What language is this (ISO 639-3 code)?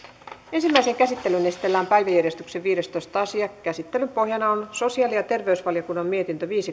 fin